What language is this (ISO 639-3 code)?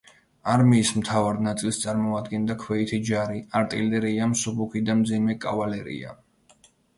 kat